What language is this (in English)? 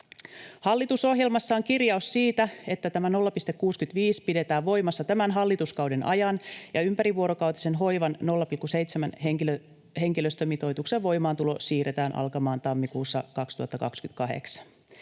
Finnish